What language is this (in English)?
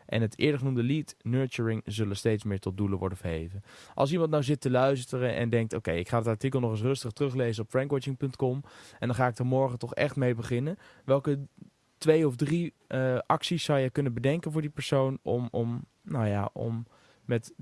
Dutch